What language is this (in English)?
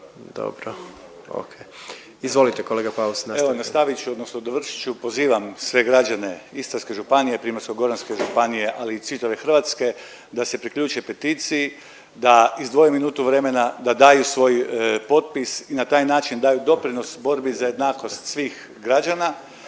Croatian